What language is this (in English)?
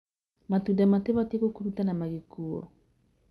Kikuyu